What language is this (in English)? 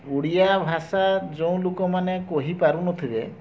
Odia